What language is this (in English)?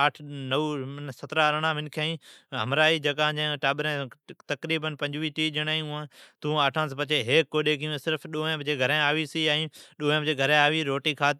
Od